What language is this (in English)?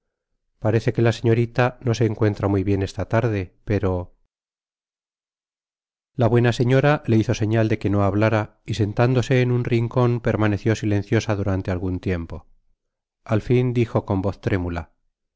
Spanish